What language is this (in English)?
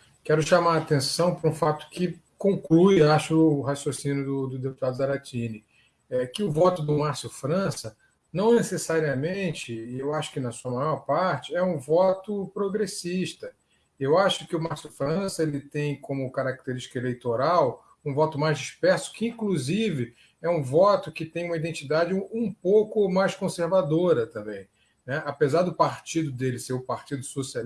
Portuguese